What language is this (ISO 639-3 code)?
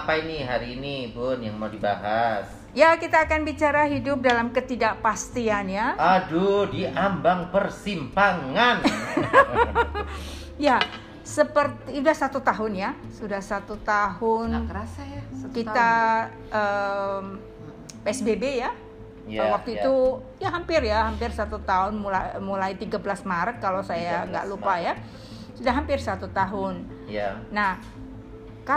ind